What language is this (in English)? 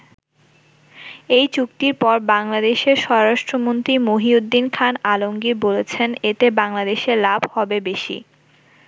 Bangla